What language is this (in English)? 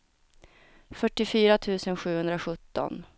Swedish